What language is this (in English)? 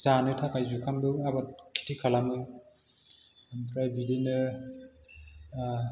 Bodo